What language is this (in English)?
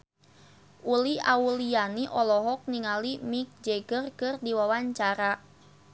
Sundanese